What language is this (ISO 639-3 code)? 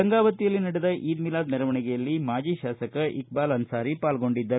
kan